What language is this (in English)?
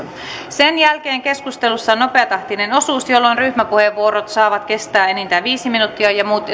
Finnish